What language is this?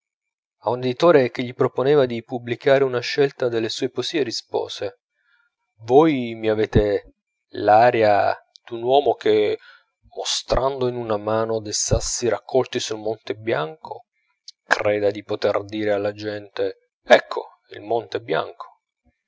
Italian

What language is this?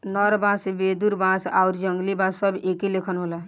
Bhojpuri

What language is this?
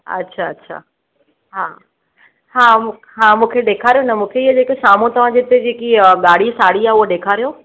Sindhi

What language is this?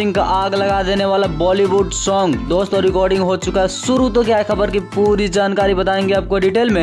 Hindi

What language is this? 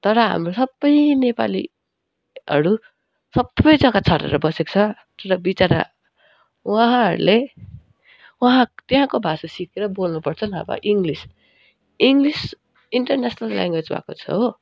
Nepali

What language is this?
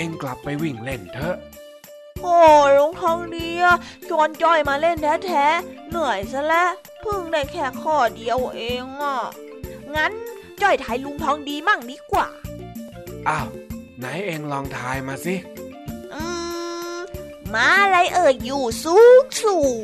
Thai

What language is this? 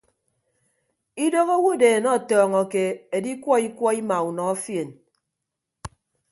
Ibibio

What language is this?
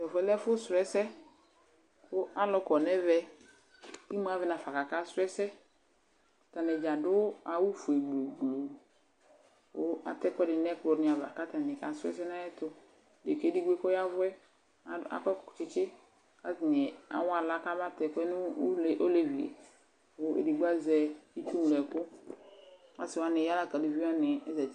Ikposo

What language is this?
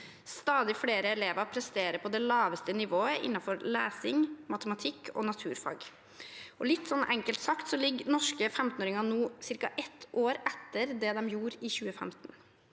Norwegian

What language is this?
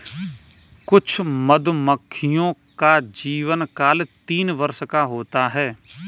Hindi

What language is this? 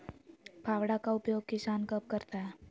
Magahi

